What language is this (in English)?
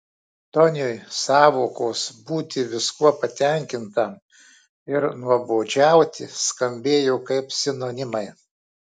Lithuanian